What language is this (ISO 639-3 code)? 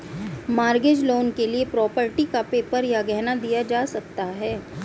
hin